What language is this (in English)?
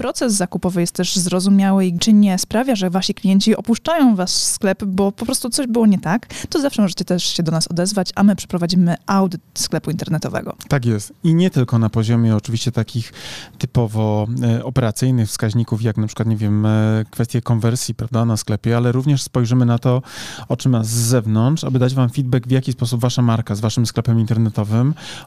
Polish